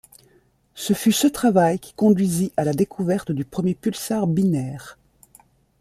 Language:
French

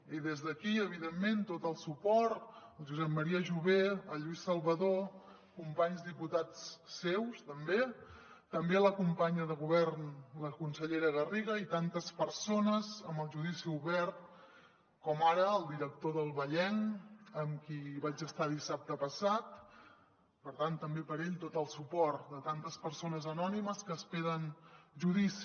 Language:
Catalan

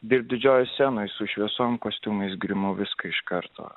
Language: Lithuanian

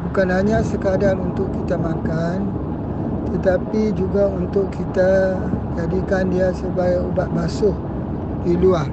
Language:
Malay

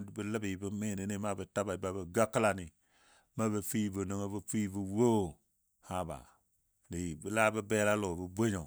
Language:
Dadiya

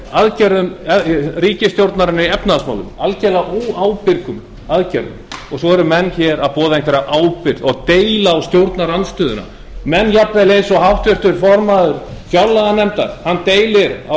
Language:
Icelandic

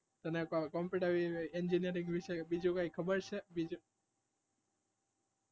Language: Gujarati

